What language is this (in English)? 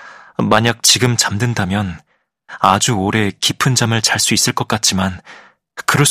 Korean